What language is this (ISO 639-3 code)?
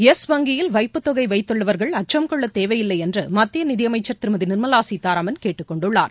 tam